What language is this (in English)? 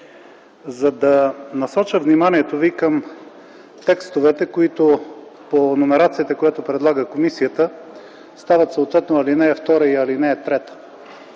Bulgarian